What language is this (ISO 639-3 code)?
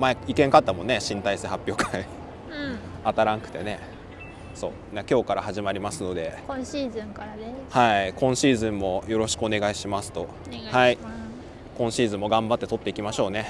jpn